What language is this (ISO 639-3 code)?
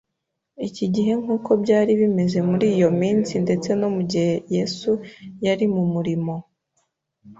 kin